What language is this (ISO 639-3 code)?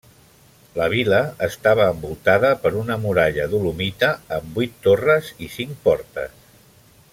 cat